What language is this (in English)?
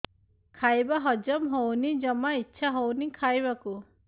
Odia